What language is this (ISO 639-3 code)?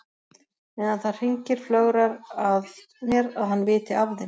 isl